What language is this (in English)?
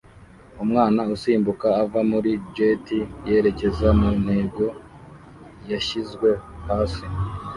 Kinyarwanda